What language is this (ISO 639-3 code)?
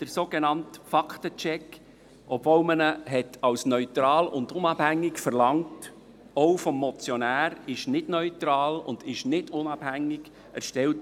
gsw